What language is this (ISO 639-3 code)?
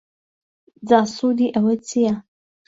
ckb